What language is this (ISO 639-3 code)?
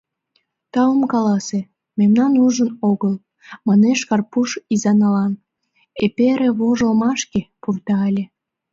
chm